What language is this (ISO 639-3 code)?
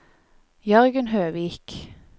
nor